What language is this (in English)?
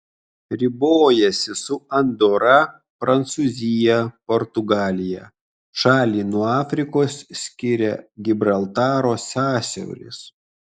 Lithuanian